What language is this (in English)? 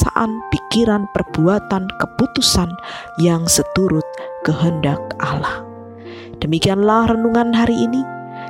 Indonesian